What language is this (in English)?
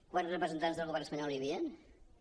Catalan